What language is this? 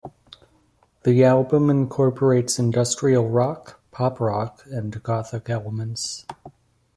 English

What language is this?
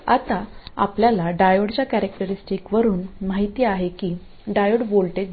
Marathi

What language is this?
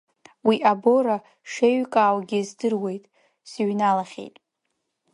Abkhazian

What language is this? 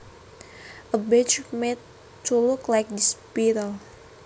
Javanese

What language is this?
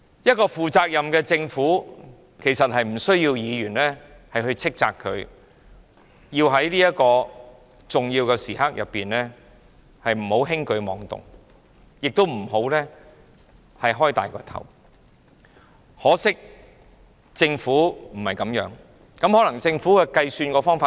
Cantonese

